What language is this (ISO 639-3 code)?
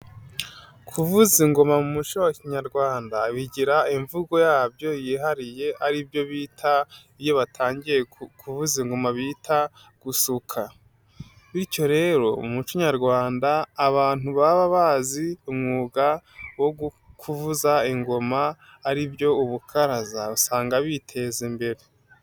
kin